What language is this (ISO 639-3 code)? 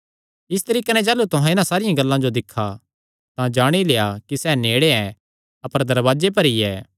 xnr